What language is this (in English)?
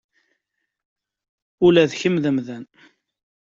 Kabyle